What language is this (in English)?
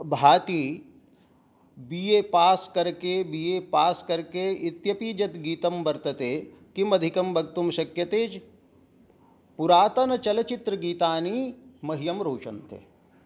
Sanskrit